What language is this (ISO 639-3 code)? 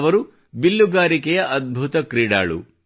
kan